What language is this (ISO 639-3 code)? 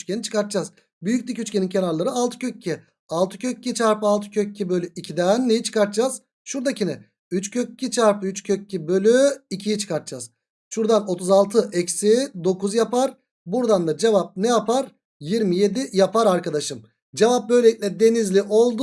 tur